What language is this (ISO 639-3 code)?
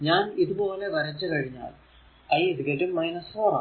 mal